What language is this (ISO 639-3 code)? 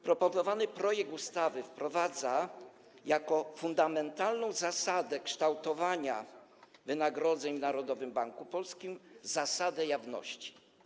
pol